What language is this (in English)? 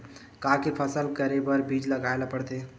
Chhattisgarhi